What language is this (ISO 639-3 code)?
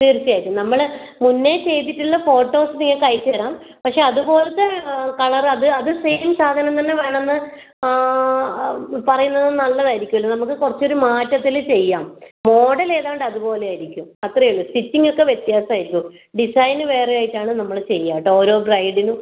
mal